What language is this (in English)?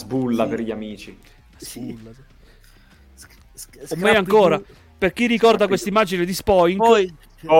Italian